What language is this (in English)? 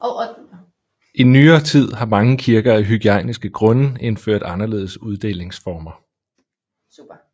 Danish